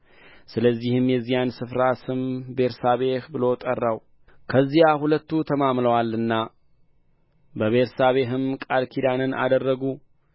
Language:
Amharic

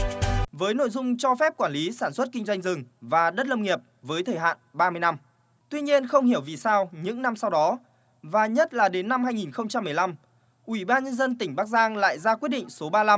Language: Vietnamese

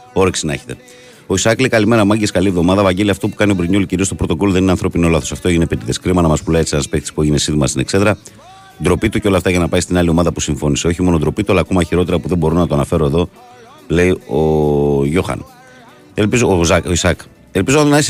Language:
Greek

